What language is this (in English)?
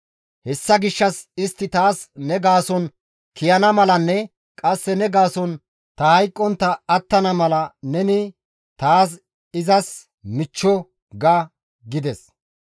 Gamo